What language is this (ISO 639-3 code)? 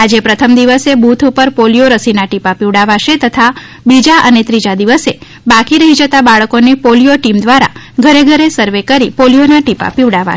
guj